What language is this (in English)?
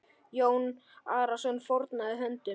Icelandic